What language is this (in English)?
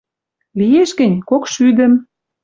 Western Mari